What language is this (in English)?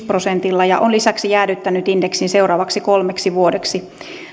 Finnish